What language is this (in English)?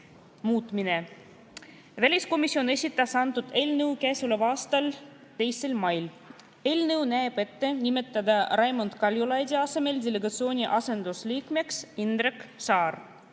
Estonian